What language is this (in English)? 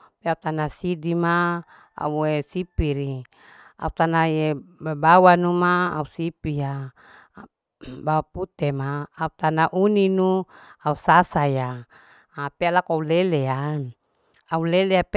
Larike-Wakasihu